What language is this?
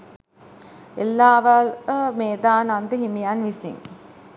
Sinhala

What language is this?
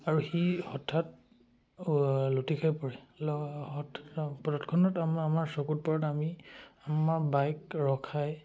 Assamese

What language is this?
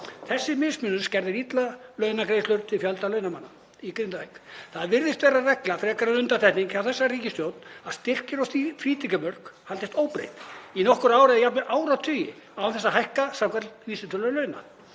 Icelandic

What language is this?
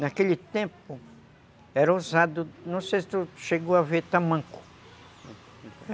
Portuguese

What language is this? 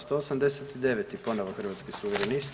Croatian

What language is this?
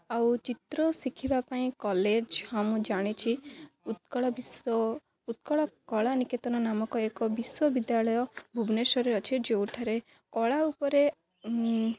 Odia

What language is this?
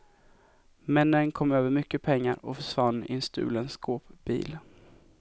Swedish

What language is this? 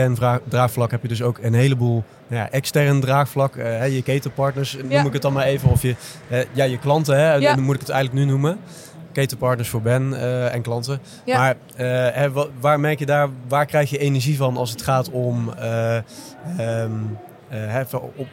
Dutch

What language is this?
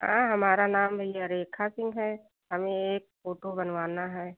Hindi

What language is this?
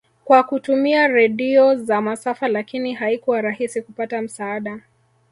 Swahili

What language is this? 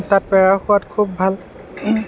Assamese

